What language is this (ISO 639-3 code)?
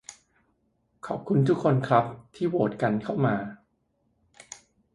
tha